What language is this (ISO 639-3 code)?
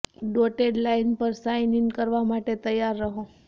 guj